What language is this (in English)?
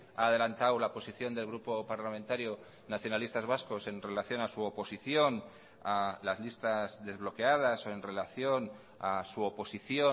Spanish